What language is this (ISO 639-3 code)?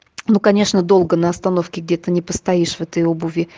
rus